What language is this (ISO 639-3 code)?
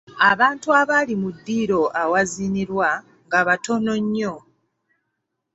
lug